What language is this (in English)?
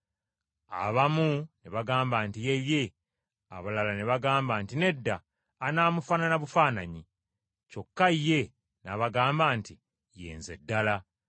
Ganda